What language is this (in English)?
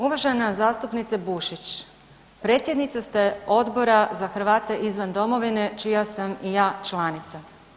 Croatian